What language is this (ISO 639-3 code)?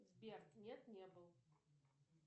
rus